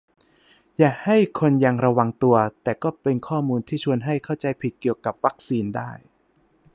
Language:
Thai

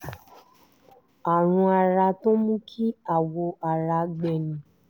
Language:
Yoruba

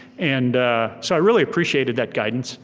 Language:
English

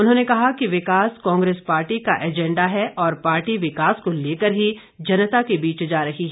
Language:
Hindi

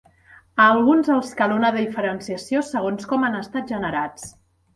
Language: Catalan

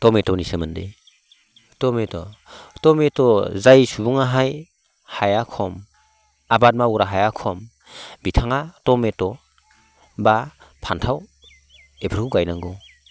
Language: Bodo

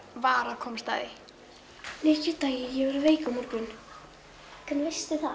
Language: Icelandic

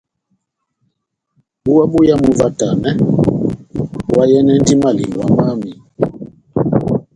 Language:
Batanga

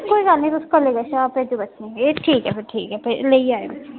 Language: Dogri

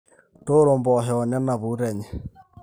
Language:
Masai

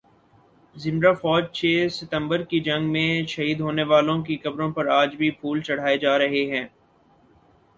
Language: Urdu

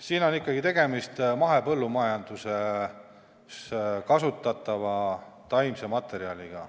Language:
Estonian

